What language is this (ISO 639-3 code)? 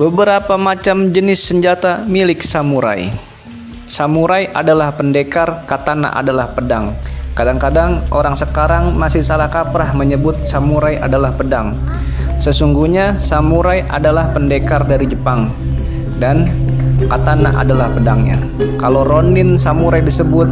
ind